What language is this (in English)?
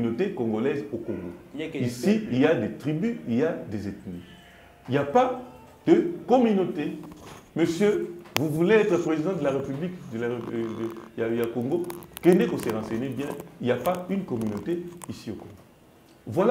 French